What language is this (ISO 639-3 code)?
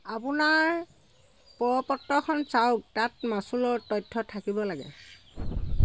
asm